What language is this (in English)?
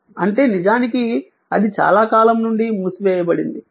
Telugu